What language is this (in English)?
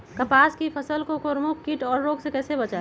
Magahi